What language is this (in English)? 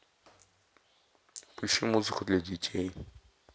Russian